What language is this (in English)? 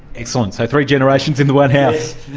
English